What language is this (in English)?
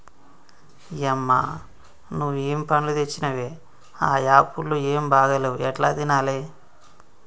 Telugu